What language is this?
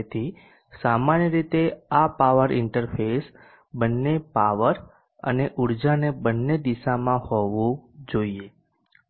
Gujarati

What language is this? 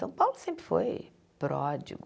Portuguese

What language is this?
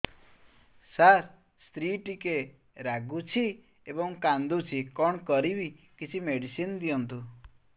Odia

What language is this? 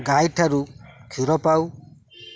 Odia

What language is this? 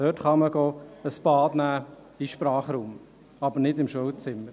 Swiss German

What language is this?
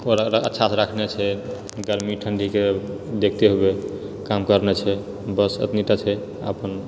Maithili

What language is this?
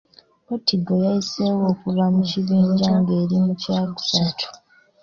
Ganda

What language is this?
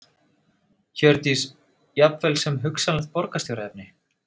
Icelandic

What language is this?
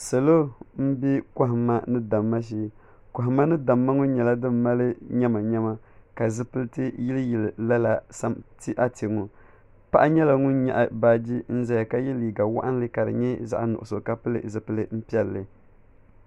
Dagbani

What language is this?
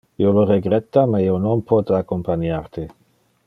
Interlingua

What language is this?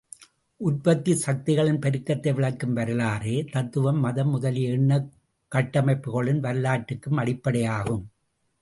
Tamil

